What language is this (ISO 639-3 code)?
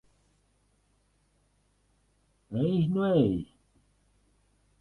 lav